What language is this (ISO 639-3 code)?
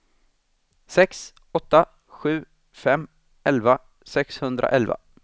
swe